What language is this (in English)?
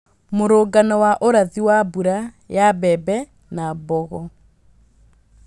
Kikuyu